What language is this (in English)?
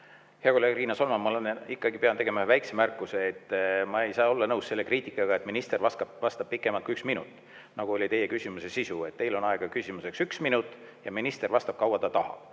Estonian